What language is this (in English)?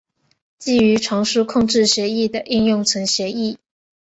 Chinese